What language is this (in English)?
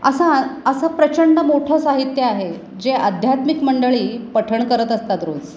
Marathi